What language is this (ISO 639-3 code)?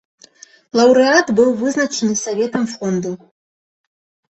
bel